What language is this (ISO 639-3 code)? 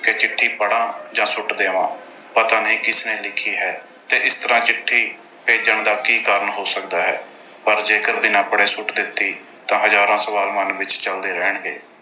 pan